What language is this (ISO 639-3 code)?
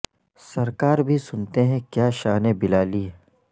urd